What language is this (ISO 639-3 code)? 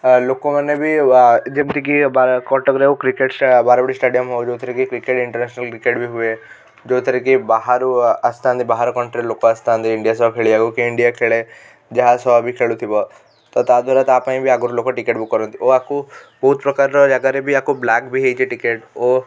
ori